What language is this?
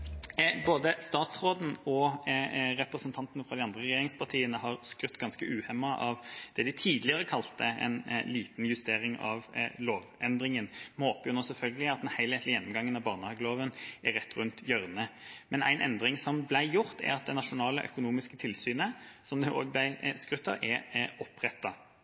Norwegian Bokmål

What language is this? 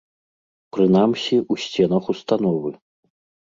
Belarusian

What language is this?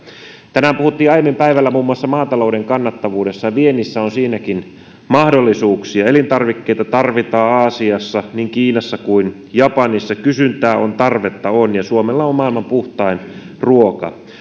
Finnish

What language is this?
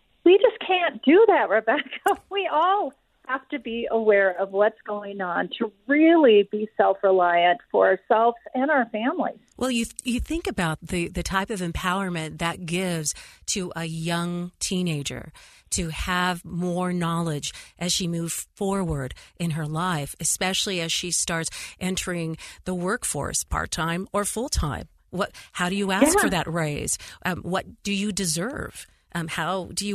English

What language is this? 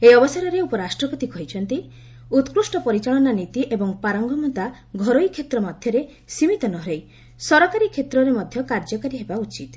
Odia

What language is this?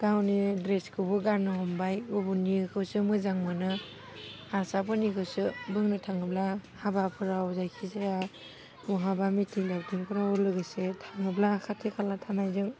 Bodo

